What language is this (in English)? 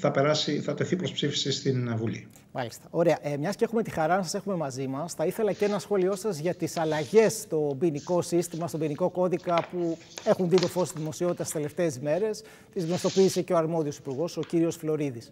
Greek